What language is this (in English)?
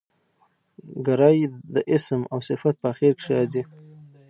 Pashto